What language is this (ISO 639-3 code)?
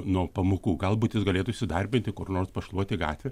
lit